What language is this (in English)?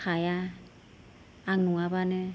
Bodo